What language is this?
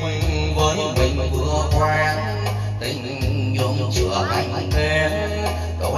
Vietnamese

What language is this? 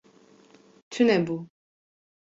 Kurdish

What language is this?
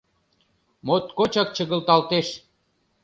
Mari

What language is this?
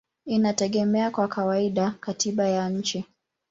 Swahili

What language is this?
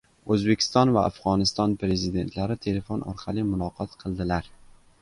Uzbek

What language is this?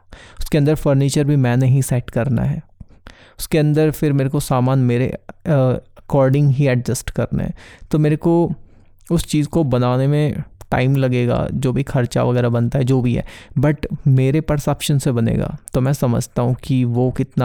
Hindi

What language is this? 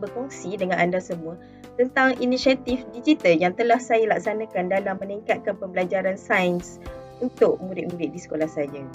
Malay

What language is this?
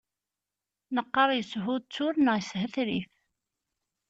Kabyle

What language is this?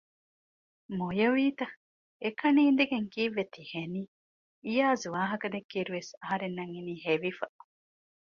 Divehi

